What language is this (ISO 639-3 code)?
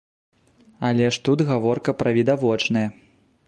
bel